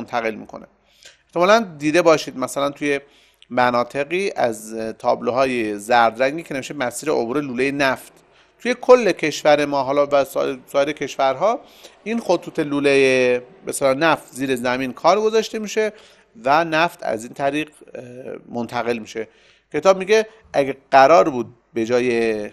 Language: Persian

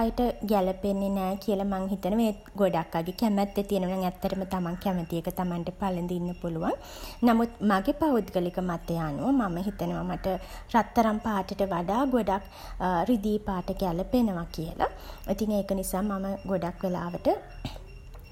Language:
Sinhala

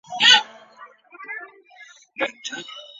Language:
Chinese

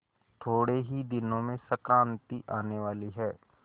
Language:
Hindi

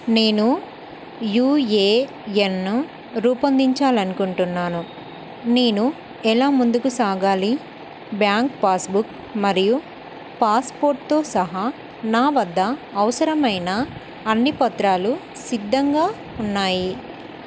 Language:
Telugu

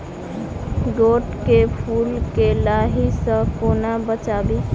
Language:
Maithili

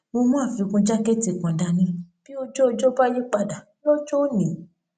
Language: Yoruba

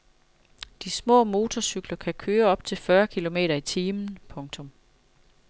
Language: Danish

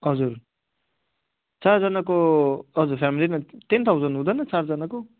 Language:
Nepali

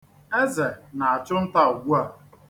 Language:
Igbo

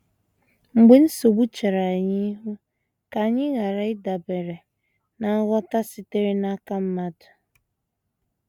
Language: Igbo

